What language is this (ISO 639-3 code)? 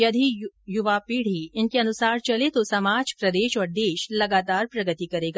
hin